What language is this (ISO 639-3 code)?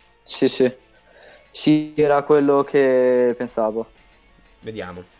ita